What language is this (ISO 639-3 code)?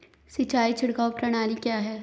hin